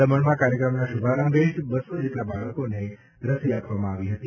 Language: Gujarati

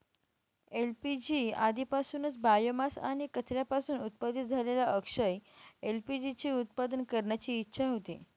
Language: Marathi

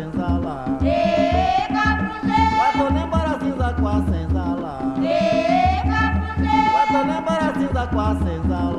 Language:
Romanian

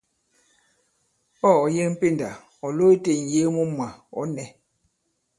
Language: Bankon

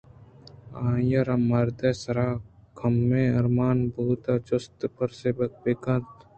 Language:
Eastern Balochi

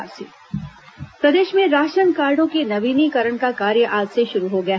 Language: Hindi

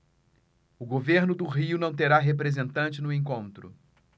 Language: Portuguese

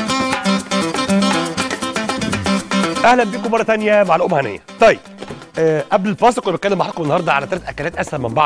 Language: Arabic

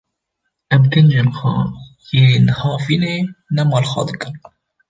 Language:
Kurdish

